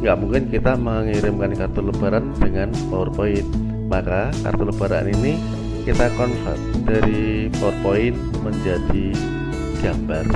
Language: Indonesian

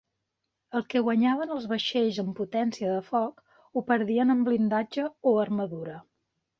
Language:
Catalan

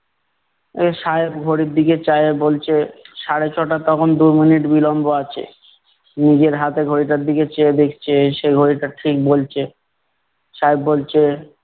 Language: Bangla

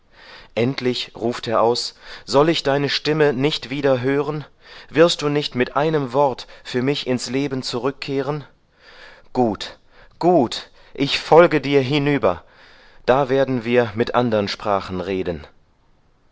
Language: German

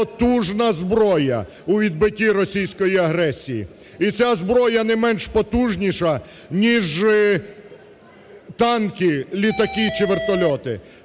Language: Ukrainian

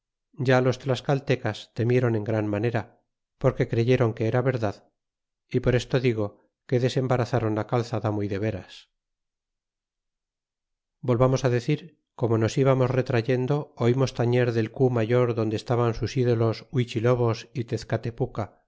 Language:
Spanish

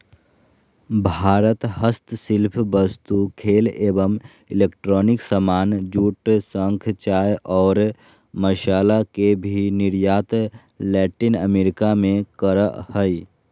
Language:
Magahi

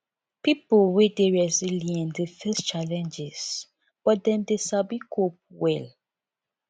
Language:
Nigerian Pidgin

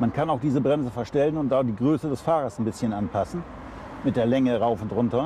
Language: German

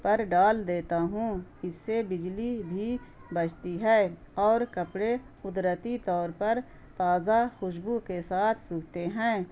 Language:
Urdu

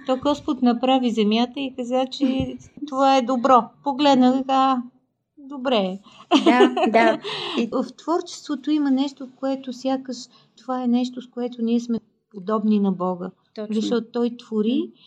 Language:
Bulgarian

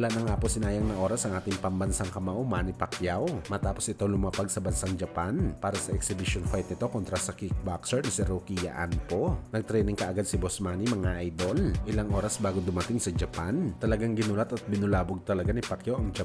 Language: Filipino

